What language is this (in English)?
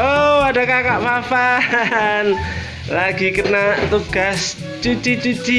Indonesian